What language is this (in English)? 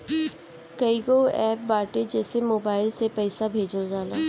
Bhojpuri